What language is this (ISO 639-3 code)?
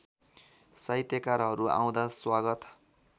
nep